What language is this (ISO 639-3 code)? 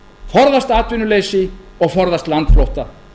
isl